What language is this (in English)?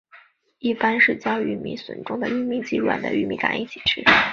Chinese